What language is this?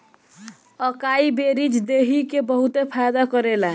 Bhojpuri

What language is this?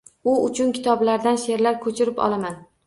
Uzbek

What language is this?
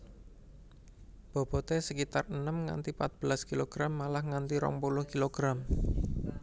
Javanese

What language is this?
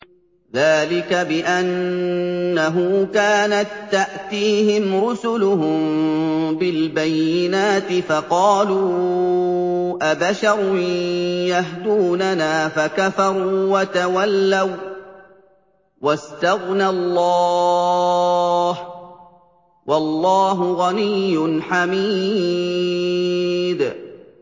Arabic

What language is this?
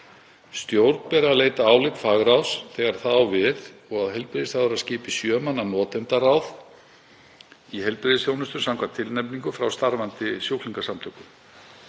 Icelandic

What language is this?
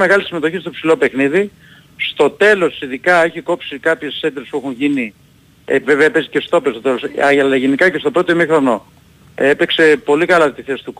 Greek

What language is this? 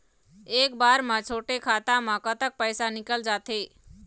Chhattisgarhi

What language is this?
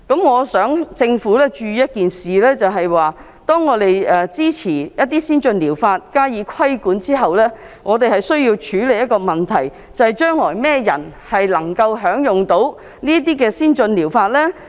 Cantonese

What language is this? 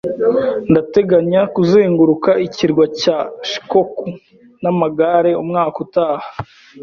Kinyarwanda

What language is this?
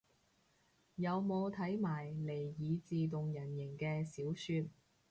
Cantonese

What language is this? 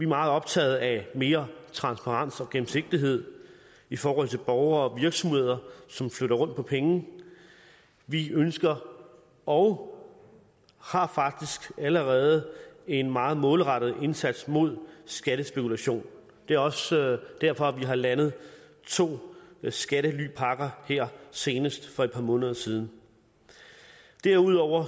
Danish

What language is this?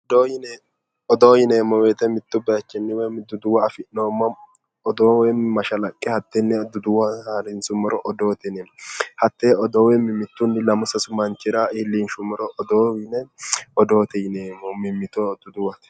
Sidamo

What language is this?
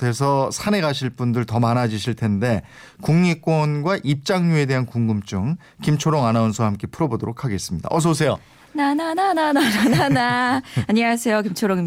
Korean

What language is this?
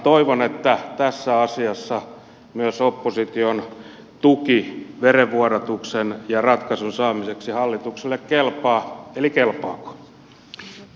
Finnish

